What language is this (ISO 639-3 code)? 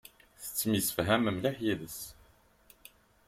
kab